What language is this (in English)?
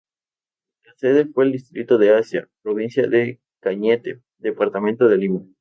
Spanish